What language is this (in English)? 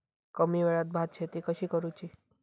Marathi